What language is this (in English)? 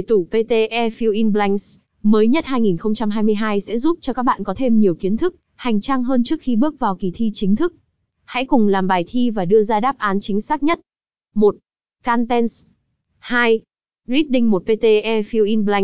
Vietnamese